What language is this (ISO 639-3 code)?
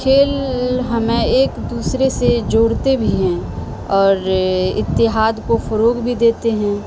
urd